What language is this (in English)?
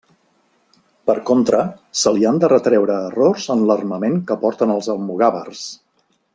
Catalan